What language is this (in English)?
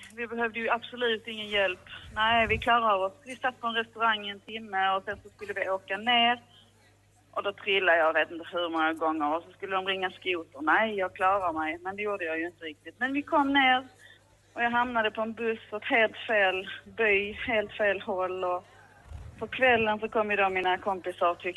Swedish